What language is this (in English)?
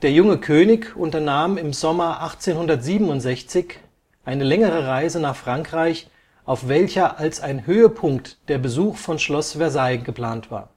German